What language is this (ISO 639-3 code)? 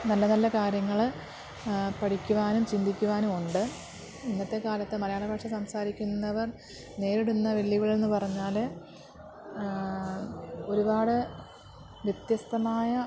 mal